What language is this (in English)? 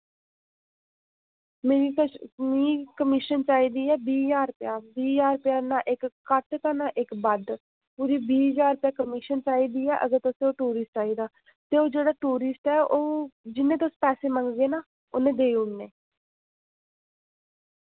Dogri